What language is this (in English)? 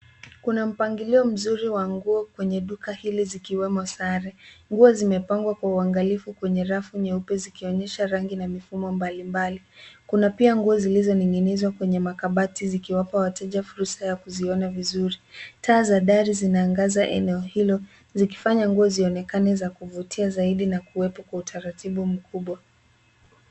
Swahili